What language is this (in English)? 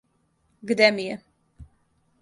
Serbian